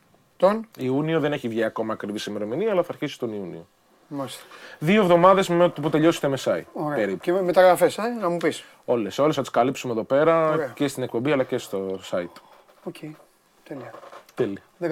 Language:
Greek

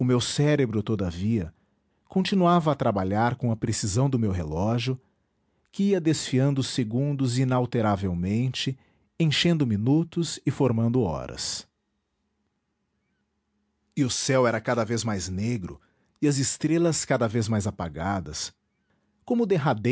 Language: Portuguese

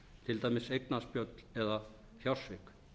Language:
Icelandic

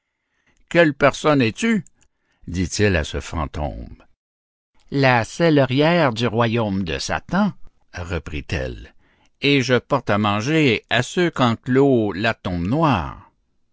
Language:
French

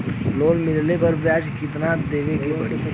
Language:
Bhojpuri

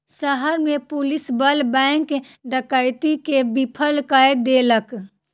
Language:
Maithili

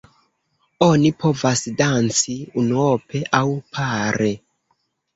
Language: Esperanto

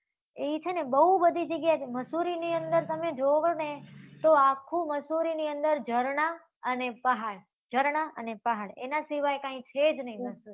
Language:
Gujarati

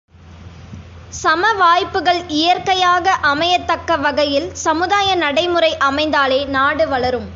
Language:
Tamil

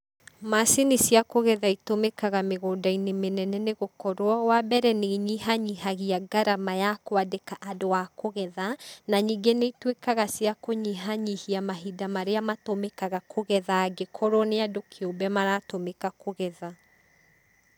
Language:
Kikuyu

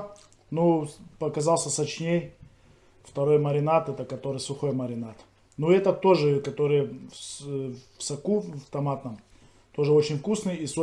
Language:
Russian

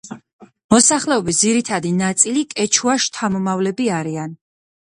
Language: Georgian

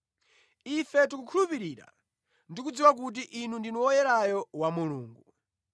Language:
Nyanja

